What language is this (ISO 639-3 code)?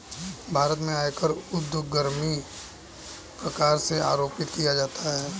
hin